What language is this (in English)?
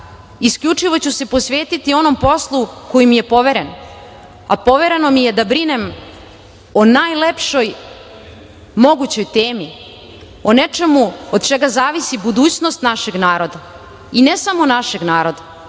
Serbian